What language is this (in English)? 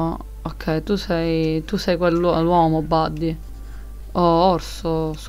Italian